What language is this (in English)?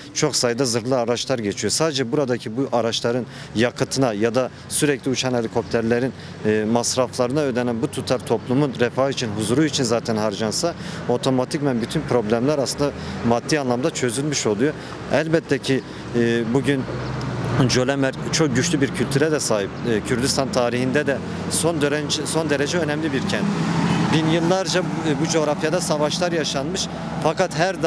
Turkish